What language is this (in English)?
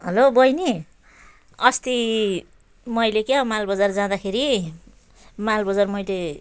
Nepali